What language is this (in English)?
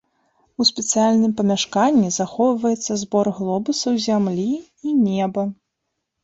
Belarusian